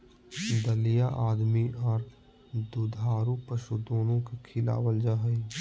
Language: Magahi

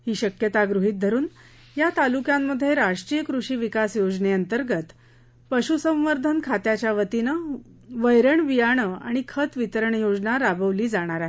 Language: Marathi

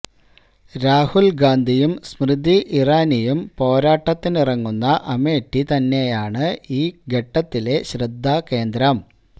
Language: Malayalam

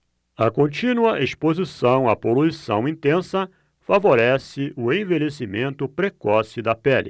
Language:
Portuguese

